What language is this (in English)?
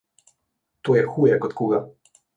Slovenian